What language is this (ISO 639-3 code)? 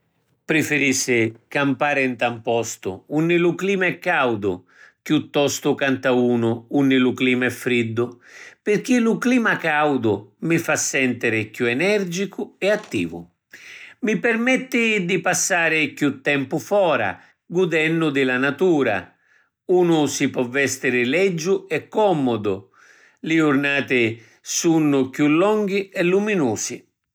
scn